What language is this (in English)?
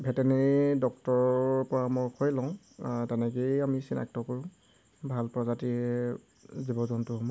Assamese